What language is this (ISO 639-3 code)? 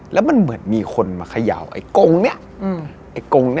tha